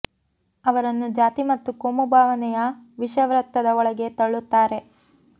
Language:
Kannada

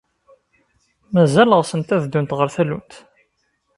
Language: Kabyle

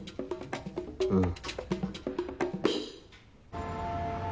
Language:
Japanese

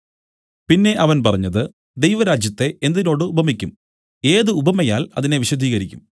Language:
Malayalam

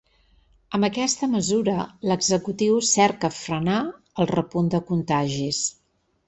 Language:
Catalan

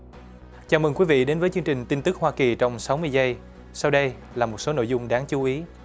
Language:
Vietnamese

